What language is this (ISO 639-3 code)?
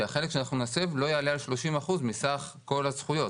heb